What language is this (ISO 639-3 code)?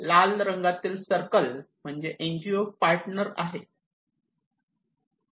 mar